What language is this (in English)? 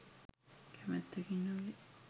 Sinhala